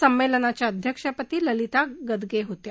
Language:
Marathi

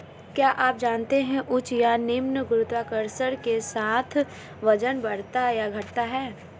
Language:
Hindi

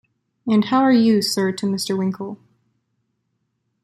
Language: English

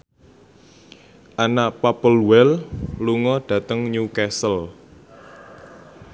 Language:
Javanese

